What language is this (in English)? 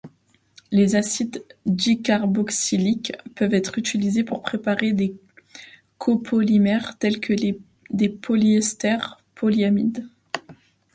French